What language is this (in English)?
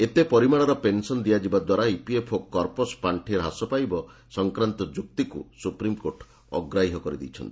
Odia